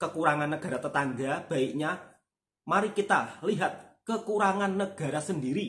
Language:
Indonesian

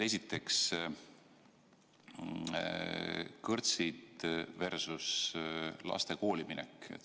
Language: Estonian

